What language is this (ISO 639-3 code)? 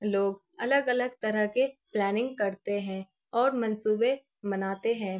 urd